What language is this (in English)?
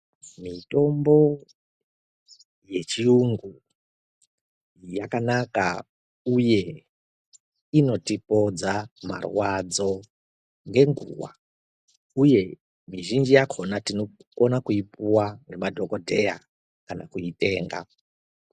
Ndau